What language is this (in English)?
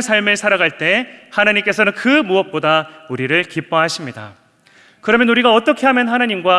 Korean